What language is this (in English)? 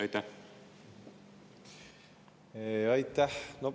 Estonian